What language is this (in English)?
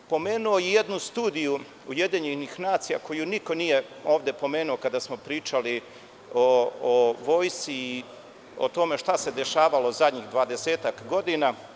Serbian